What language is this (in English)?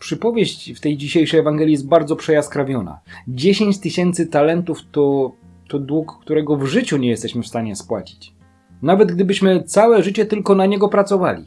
Polish